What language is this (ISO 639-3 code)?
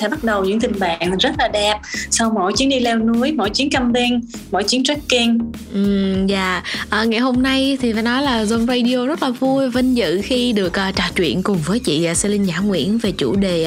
vie